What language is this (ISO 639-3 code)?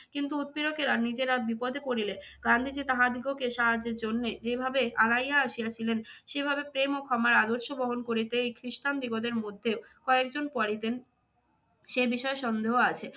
ben